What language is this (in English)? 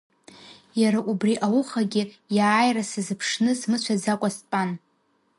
Abkhazian